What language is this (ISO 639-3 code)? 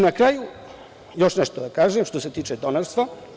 srp